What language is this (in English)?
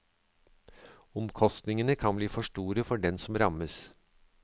Norwegian